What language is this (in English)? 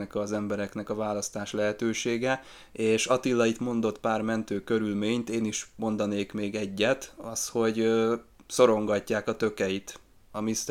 Hungarian